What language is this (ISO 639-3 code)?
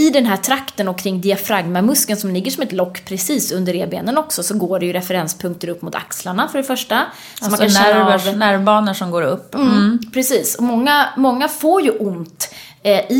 swe